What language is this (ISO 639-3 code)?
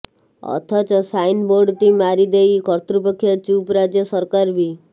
ori